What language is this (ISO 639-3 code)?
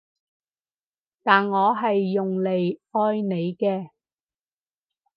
yue